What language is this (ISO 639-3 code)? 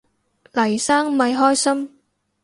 yue